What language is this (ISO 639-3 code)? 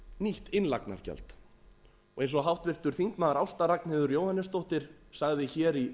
isl